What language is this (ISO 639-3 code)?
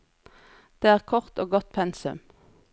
nor